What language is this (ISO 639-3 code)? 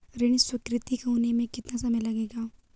hin